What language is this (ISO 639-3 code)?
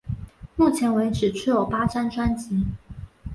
zho